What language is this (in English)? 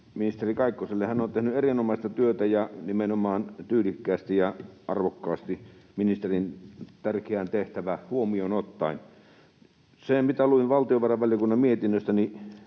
Finnish